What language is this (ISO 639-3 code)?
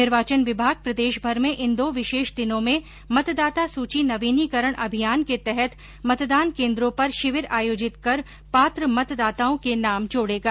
hin